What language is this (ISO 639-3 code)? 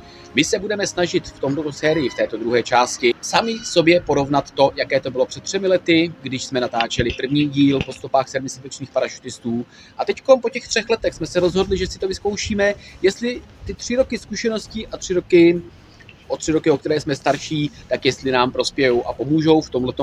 ces